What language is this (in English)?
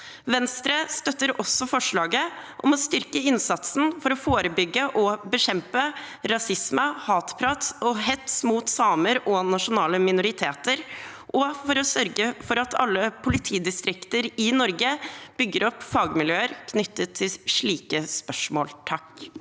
Norwegian